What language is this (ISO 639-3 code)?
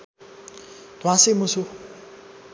nep